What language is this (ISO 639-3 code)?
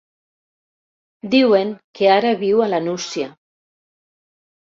cat